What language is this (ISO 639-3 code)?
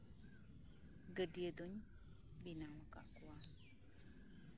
sat